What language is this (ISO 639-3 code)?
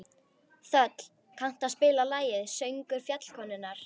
isl